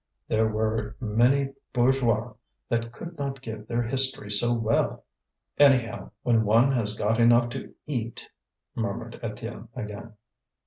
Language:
English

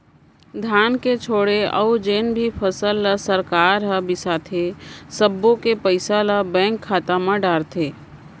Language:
Chhattisgarhi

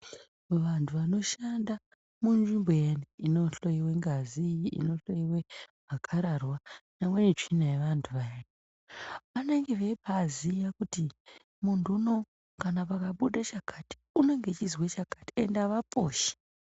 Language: Ndau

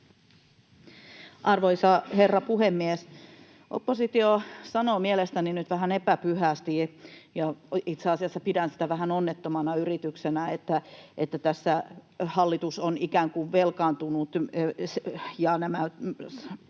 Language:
Finnish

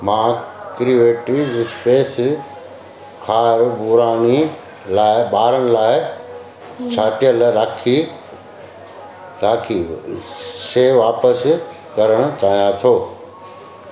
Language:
Sindhi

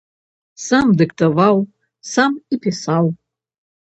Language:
Belarusian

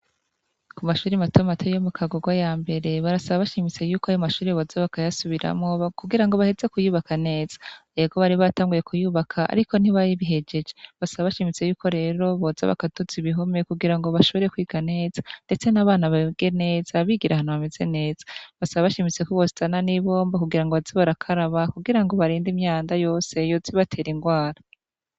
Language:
Rundi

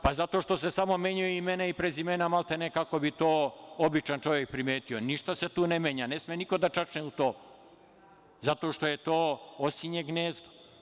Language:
Serbian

